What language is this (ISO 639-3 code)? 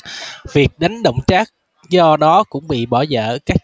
vie